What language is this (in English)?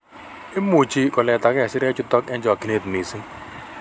Kalenjin